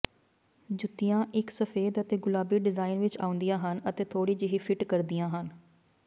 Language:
Punjabi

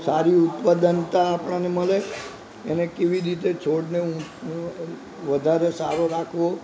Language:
Gujarati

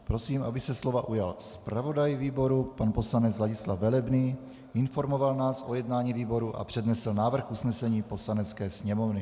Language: Czech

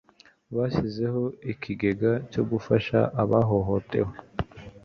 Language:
Kinyarwanda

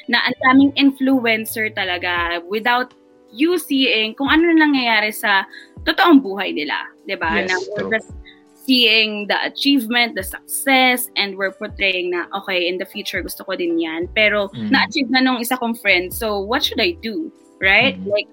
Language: Filipino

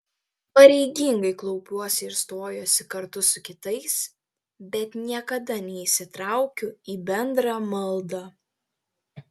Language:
Lithuanian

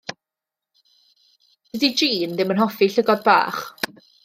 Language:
Welsh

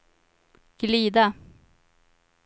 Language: Swedish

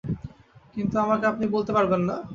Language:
Bangla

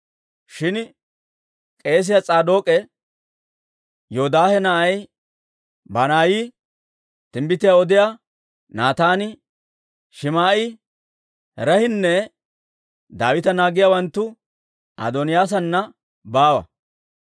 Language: Dawro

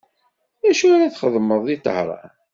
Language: Kabyle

